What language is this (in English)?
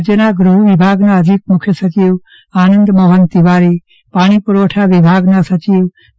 Gujarati